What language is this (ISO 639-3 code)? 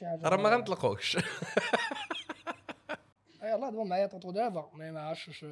ara